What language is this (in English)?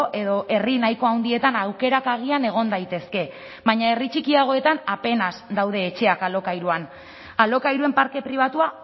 Basque